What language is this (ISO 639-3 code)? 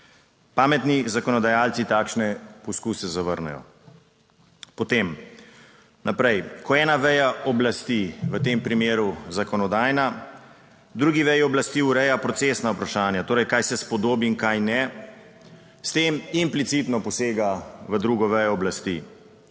slv